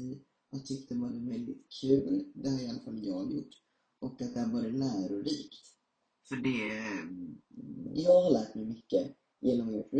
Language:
Swedish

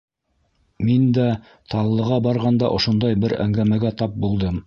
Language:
Bashkir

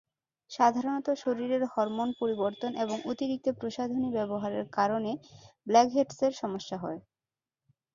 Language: Bangla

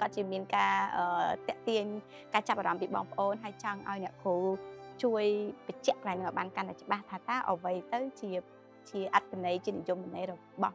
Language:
Vietnamese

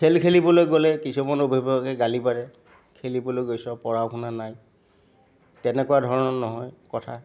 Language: Assamese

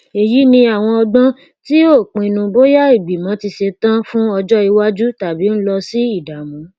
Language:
Yoruba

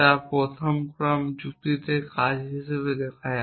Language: Bangla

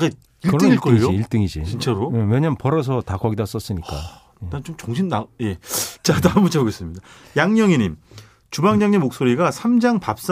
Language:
Korean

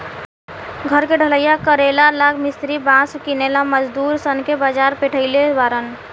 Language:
Bhojpuri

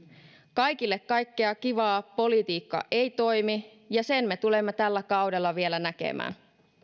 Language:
Finnish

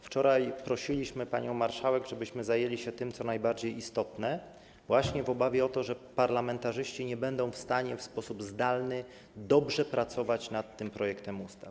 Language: Polish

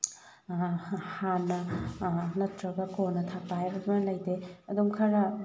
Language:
Manipuri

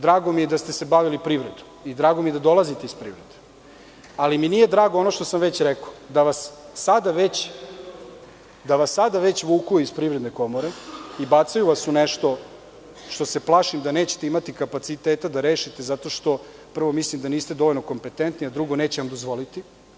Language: Serbian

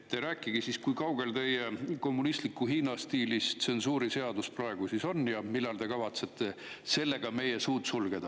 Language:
Estonian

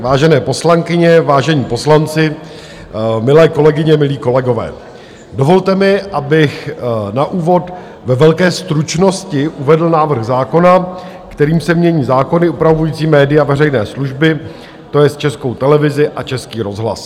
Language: Czech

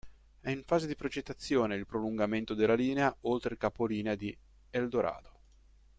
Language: Italian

